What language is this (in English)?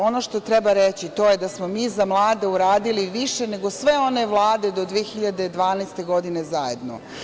Serbian